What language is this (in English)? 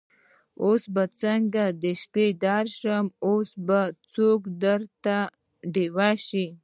Pashto